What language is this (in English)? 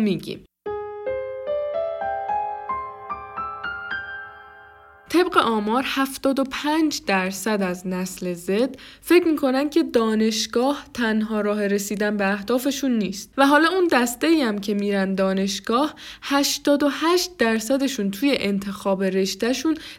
Persian